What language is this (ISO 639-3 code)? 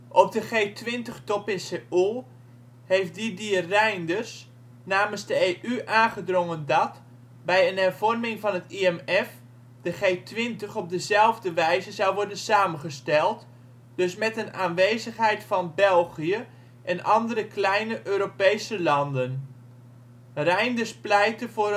nld